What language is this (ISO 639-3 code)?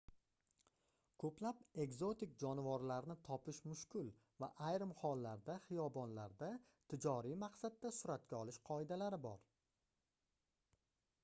uzb